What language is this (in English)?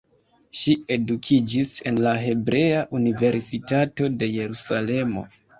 Esperanto